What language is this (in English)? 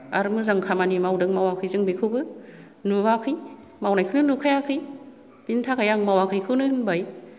Bodo